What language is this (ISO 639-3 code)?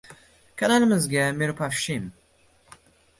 uzb